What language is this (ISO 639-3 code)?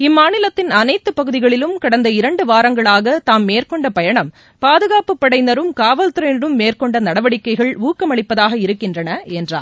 tam